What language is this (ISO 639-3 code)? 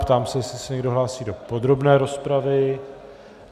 ces